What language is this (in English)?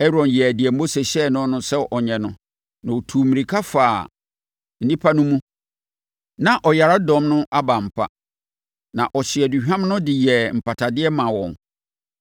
Akan